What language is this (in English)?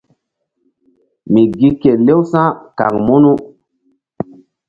Mbum